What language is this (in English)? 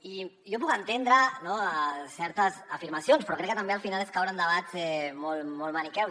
Catalan